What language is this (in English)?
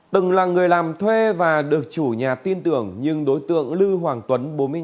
Vietnamese